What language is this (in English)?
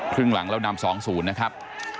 Thai